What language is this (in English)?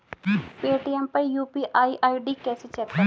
Hindi